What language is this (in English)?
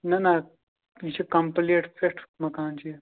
Kashmiri